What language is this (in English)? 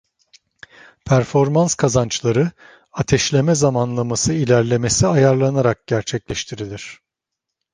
Turkish